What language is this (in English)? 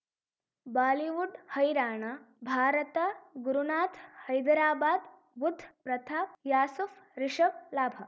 Kannada